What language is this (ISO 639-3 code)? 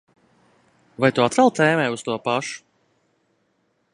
lav